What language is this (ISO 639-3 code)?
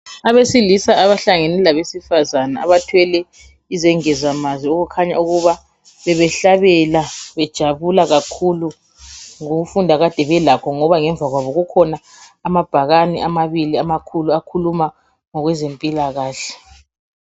nde